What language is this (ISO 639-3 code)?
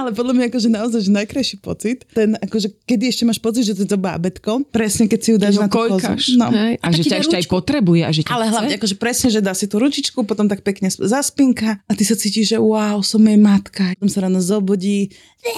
slk